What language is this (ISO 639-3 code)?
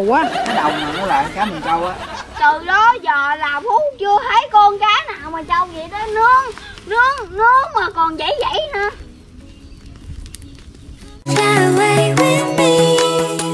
vie